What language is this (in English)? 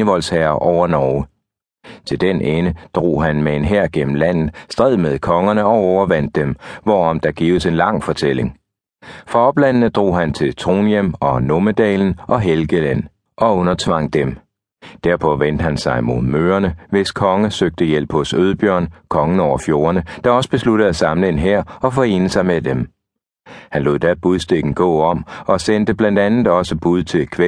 Danish